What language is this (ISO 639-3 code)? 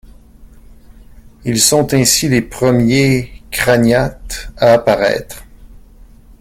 fra